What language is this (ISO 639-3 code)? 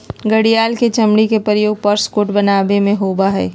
mag